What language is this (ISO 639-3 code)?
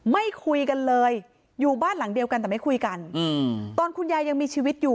tha